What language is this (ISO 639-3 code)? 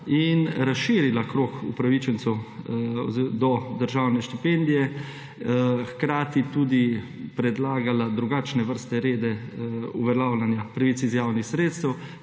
slv